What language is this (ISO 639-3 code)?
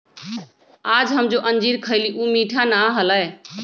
mag